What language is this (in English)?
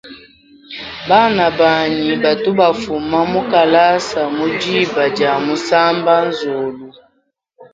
Luba-Lulua